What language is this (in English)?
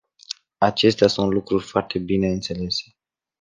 Romanian